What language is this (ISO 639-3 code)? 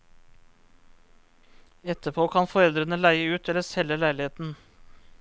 nor